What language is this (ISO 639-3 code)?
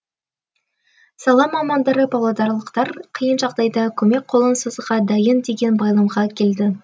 kaz